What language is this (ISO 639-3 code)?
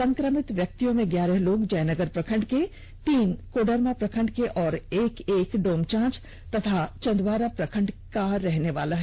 hin